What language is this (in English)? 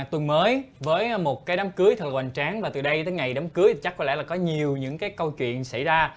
Vietnamese